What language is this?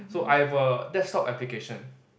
English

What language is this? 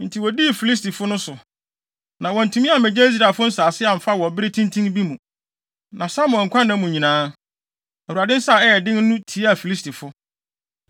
Akan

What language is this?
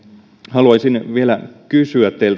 Finnish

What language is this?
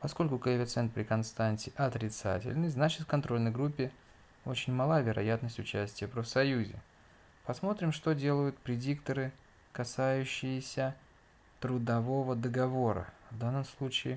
Russian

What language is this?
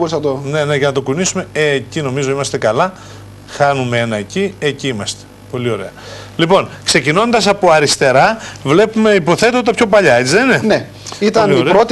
Greek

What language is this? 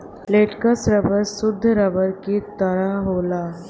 Bhojpuri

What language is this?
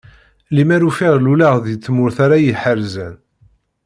Kabyle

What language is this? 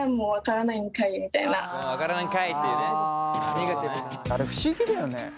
Japanese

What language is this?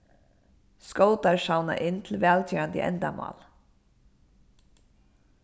Faroese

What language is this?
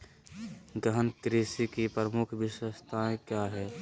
Magahi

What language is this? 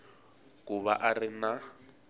Tsonga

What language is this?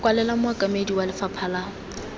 Tswana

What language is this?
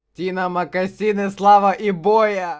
Russian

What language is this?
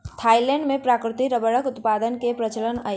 Maithili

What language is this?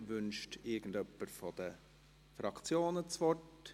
Swiss German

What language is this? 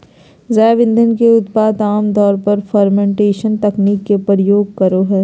Magahi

